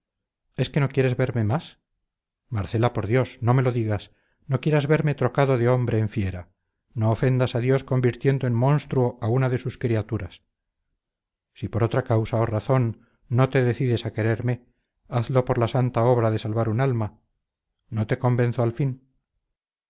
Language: Spanish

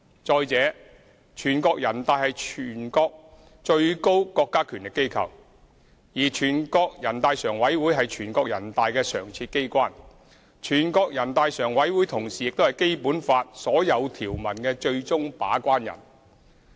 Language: Cantonese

